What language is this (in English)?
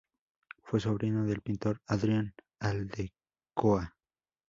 Spanish